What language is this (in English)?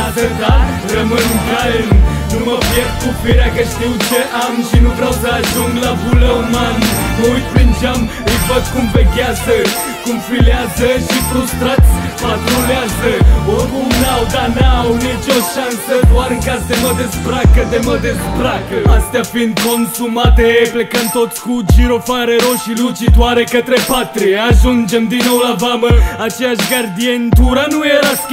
Romanian